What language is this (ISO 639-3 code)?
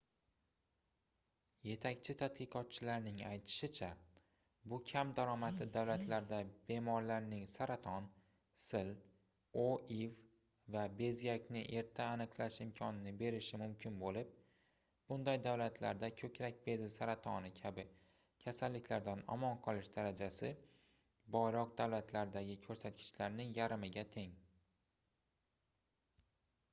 uzb